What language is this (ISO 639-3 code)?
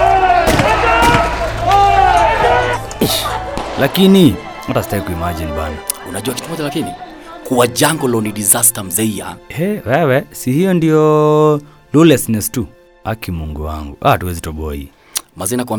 swa